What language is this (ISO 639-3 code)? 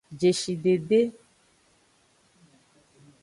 ajg